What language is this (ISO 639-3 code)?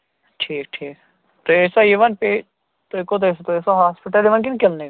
kas